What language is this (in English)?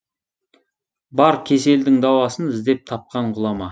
Kazakh